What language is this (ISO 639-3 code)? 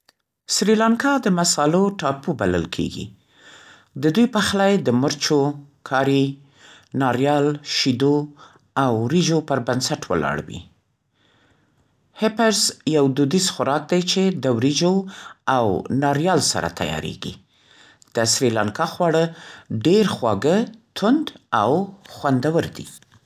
pst